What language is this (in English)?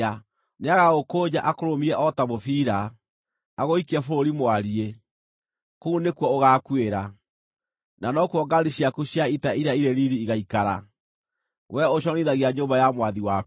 Kikuyu